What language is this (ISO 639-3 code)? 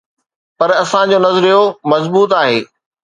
snd